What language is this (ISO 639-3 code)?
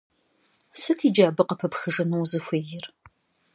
kbd